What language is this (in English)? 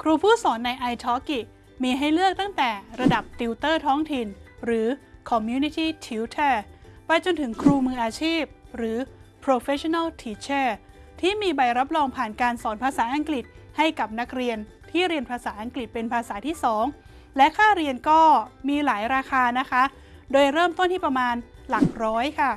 Thai